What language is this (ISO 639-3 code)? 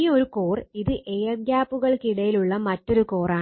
mal